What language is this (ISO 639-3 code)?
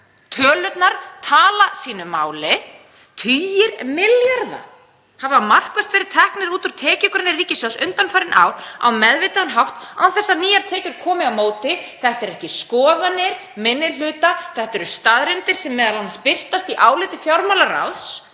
isl